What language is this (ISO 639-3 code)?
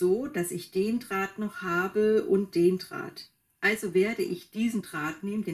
deu